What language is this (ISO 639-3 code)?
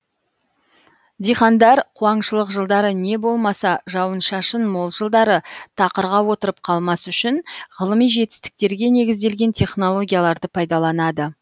kaz